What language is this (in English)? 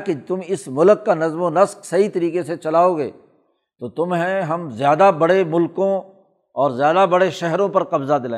Urdu